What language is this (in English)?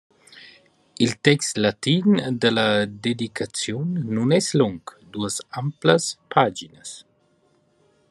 Romansh